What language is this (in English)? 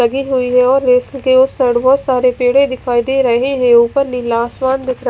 Hindi